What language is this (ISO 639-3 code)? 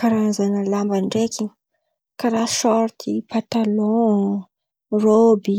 xmv